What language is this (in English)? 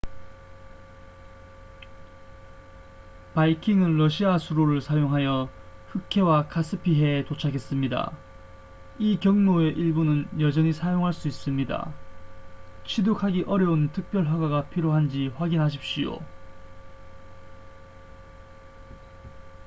Korean